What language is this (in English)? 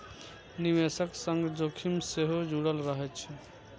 Maithili